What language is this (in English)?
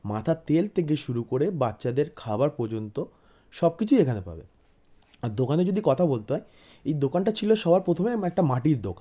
Bangla